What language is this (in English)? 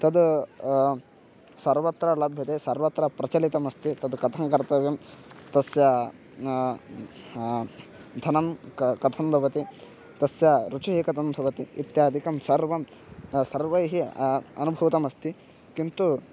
Sanskrit